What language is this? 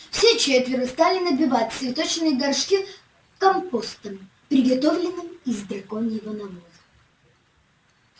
Russian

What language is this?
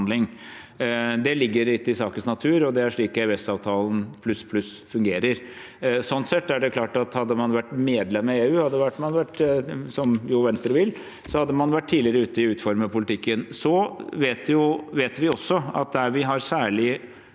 Norwegian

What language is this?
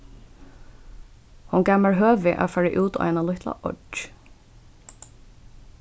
Faroese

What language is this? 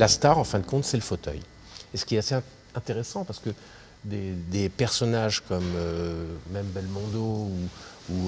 French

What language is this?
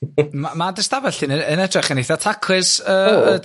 Welsh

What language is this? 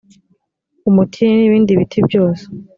Kinyarwanda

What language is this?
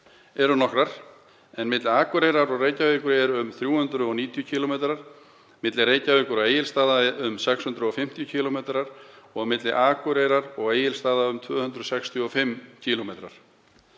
Icelandic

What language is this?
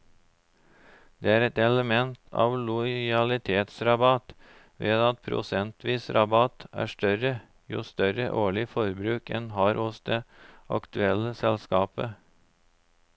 Norwegian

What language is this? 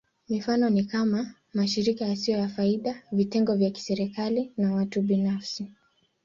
Swahili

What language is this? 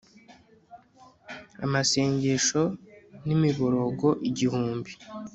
Kinyarwanda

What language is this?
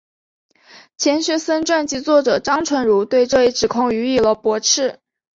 Chinese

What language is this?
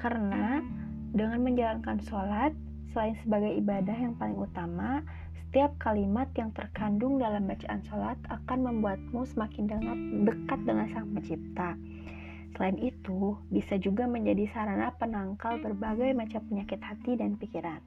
Indonesian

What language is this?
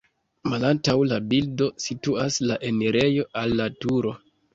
Esperanto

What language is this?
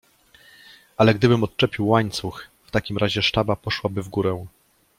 Polish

